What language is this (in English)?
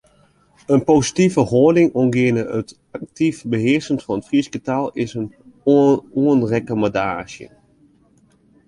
Western Frisian